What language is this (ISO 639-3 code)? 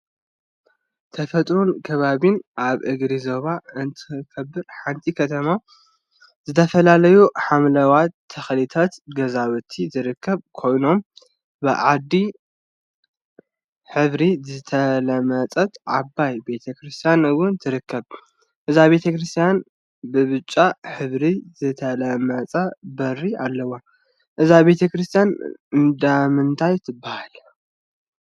tir